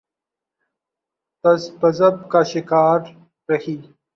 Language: Urdu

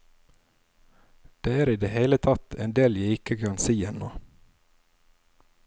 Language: Norwegian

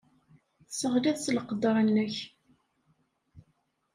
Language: Kabyle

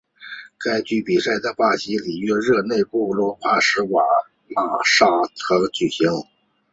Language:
Chinese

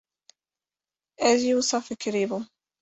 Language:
Kurdish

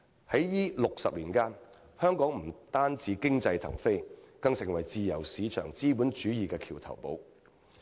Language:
Cantonese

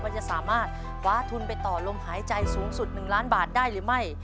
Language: Thai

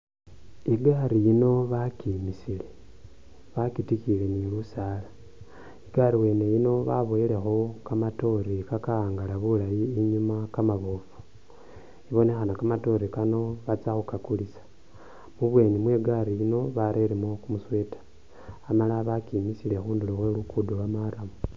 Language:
Masaaba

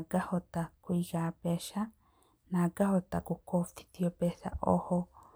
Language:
Kikuyu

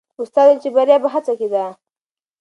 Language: Pashto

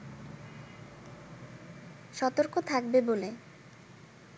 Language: Bangla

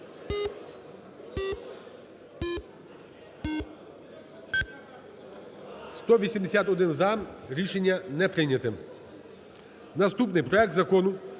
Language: Ukrainian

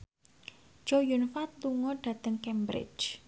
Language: Javanese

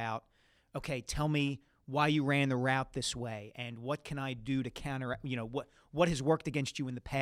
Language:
English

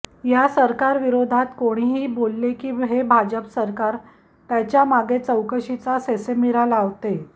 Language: Marathi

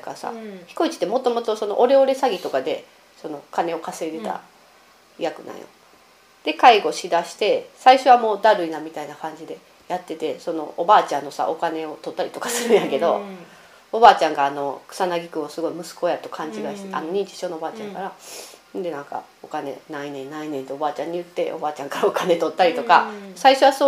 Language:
Japanese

